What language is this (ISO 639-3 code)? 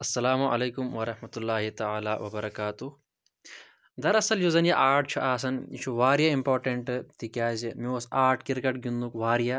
kas